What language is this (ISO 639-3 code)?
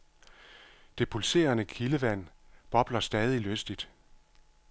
dan